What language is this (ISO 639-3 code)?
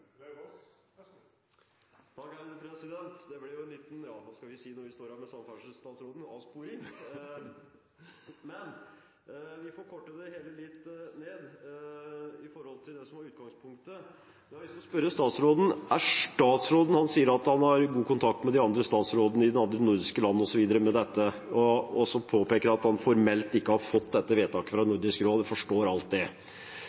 nor